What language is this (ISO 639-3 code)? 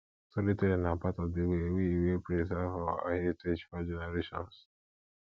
pcm